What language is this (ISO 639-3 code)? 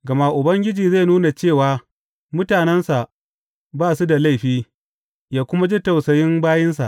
hau